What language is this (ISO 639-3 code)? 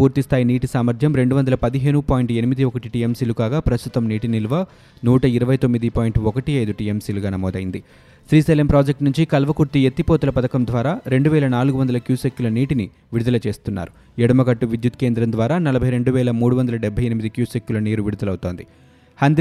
tel